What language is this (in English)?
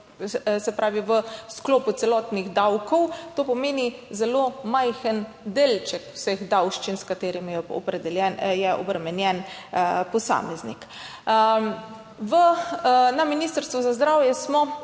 Slovenian